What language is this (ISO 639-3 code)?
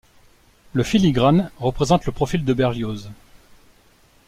fra